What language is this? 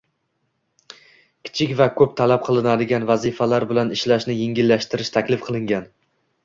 Uzbek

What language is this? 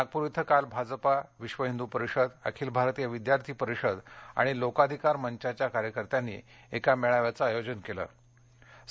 Marathi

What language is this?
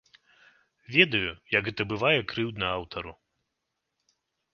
Belarusian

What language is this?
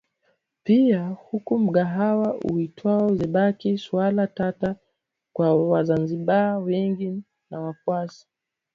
Swahili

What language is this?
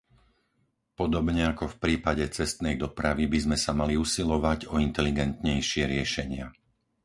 Slovak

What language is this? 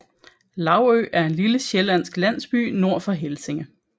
Danish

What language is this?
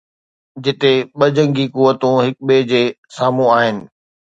Sindhi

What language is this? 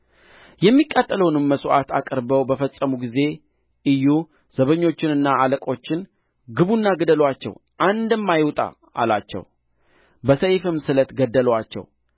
Amharic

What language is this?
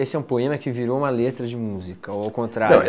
Portuguese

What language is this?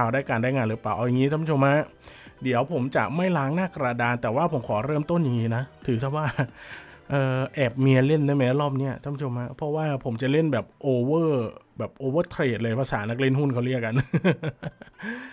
Thai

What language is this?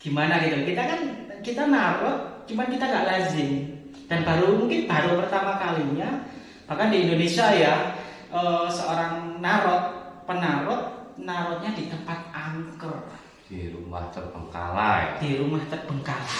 Indonesian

